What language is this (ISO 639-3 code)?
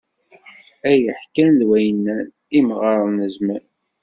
kab